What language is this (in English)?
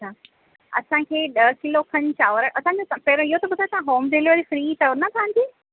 Sindhi